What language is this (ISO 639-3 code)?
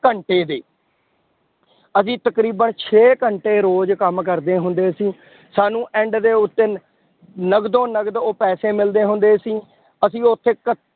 pan